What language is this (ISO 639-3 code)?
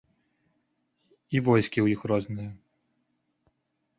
bel